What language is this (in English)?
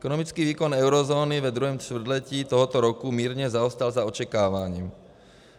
Czech